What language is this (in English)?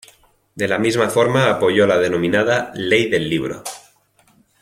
Spanish